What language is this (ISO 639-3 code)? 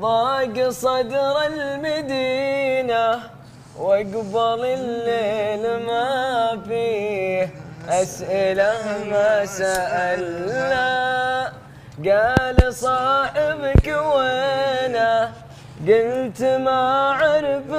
ara